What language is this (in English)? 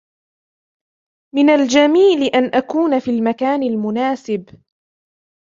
Arabic